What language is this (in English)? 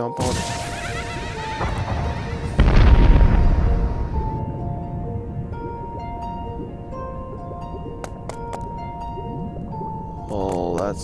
English